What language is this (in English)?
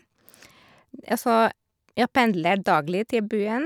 Norwegian